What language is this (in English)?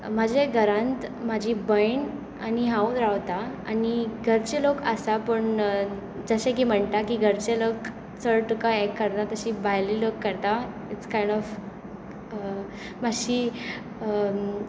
Konkani